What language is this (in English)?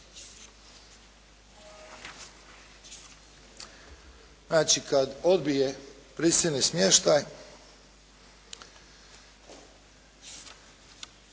Croatian